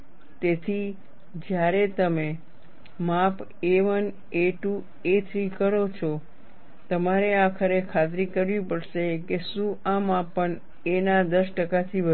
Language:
Gujarati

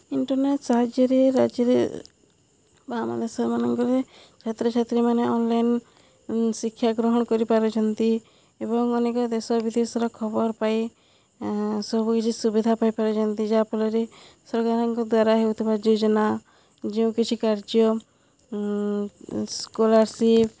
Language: Odia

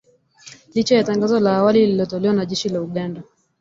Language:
Swahili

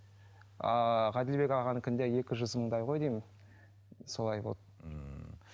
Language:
Kazakh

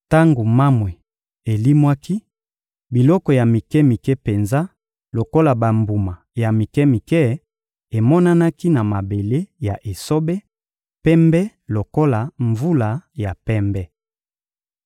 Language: Lingala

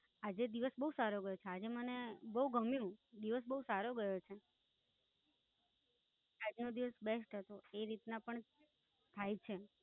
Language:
Gujarati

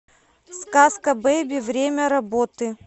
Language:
Russian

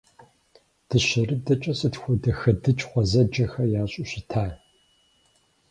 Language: Kabardian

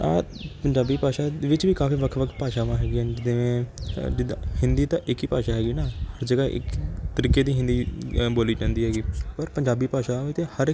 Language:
Punjabi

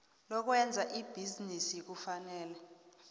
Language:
South Ndebele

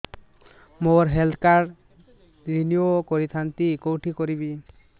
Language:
Odia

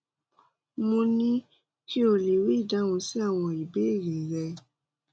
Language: Yoruba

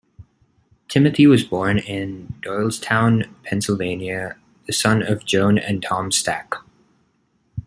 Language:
English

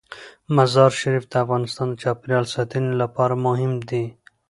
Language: Pashto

